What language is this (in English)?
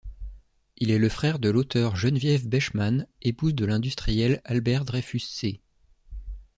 French